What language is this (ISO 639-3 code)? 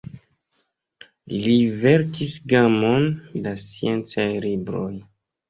epo